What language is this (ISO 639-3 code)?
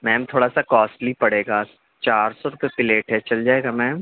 urd